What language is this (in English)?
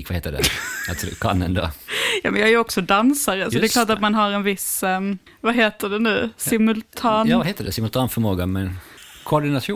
Swedish